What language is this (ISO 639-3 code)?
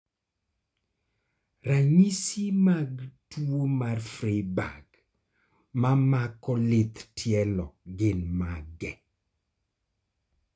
luo